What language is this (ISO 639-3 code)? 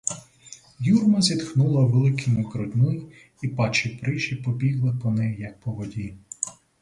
ukr